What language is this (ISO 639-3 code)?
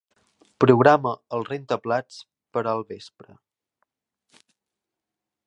cat